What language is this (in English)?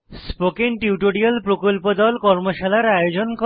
Bangla